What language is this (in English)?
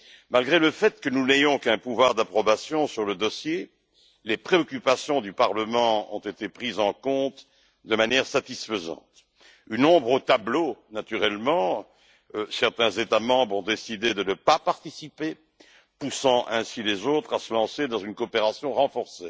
French